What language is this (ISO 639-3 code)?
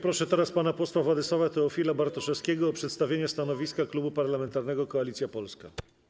pol